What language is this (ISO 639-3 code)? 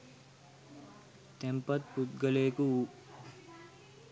sin